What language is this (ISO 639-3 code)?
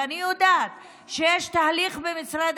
heb